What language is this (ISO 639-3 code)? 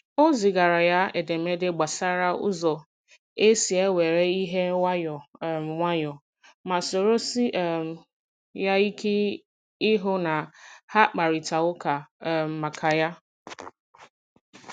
ibo